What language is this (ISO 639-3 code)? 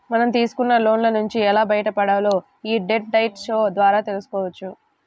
tel